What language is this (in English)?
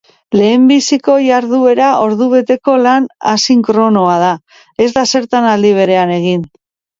Basque